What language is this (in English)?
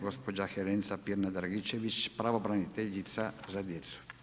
Croatian